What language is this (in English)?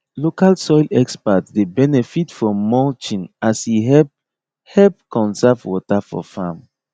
Nigerian Pidgin